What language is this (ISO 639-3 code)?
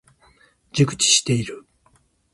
jpn